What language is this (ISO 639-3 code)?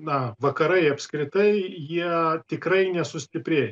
lit